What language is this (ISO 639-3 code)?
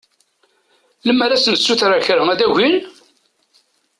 kab